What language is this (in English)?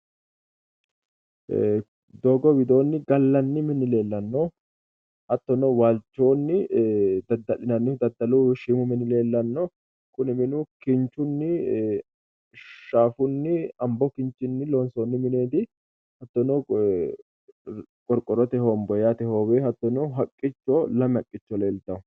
Sidamo